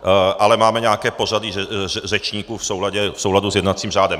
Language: Czech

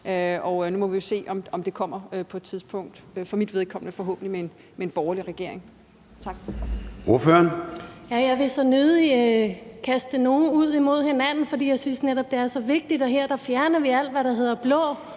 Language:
Danish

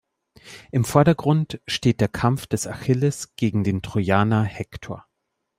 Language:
German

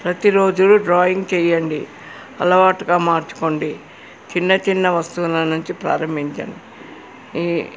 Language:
Telugu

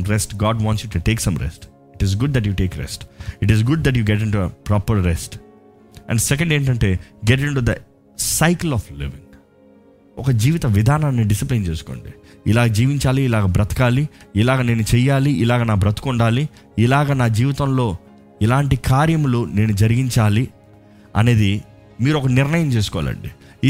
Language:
Telugu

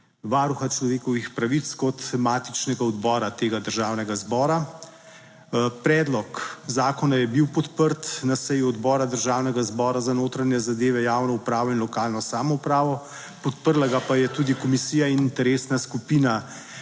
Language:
Slovenian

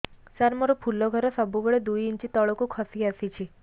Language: Odia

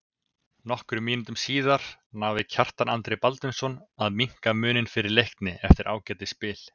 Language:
Icelandic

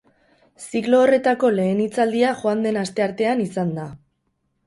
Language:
Basque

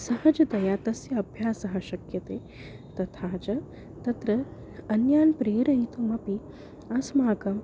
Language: Sanskrit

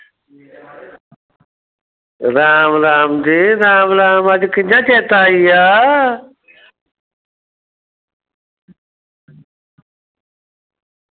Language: Dogri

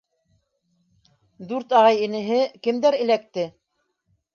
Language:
Bashkir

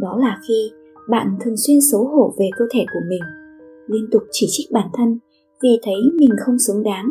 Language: Vietnamese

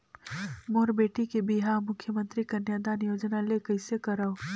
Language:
Chhattisgarhi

